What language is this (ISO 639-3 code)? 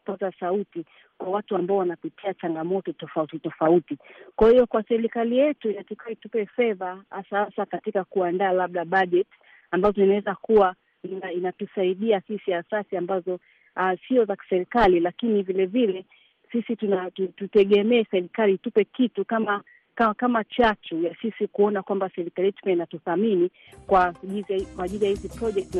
swa